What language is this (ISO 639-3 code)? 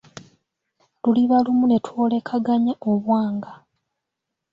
lug